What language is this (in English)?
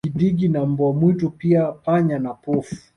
Swahili